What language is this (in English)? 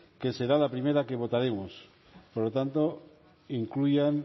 Spanish